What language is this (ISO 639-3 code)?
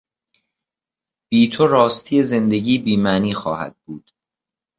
fas